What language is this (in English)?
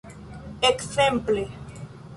Esperanto